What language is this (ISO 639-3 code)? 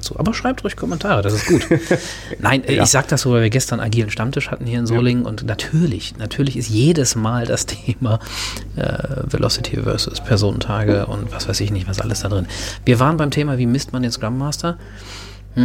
deu